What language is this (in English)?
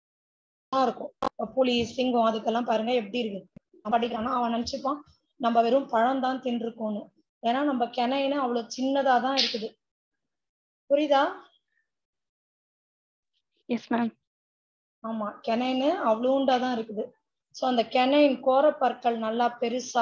Tamil